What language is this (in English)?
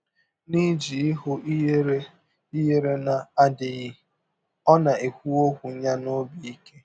Igbo